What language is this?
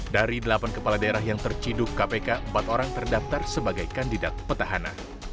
Indonesian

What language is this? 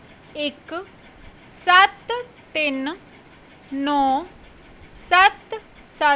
Punjabi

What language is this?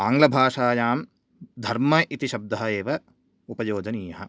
Sanskrit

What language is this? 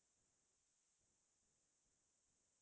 Assamese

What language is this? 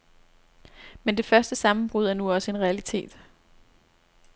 Danish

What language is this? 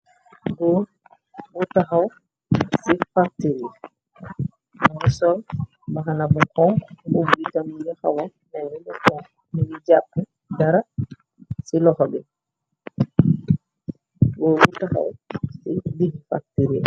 Wolof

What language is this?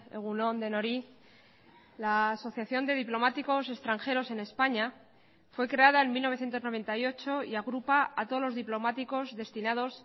Spanish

